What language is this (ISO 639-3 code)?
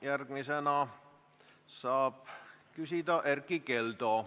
est